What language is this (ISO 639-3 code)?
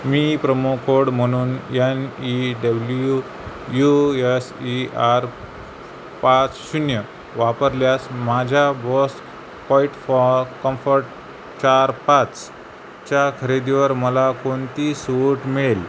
mar